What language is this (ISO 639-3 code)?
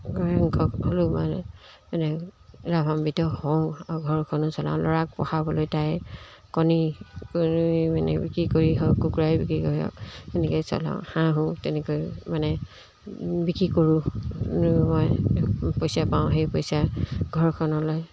asm